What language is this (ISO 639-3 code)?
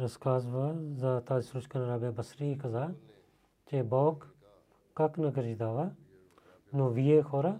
bul